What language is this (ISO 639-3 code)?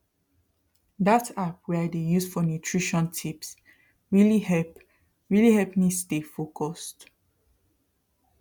pcm